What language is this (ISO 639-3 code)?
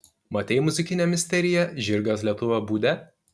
lit